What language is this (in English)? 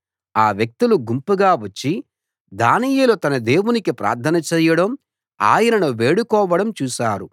Telugu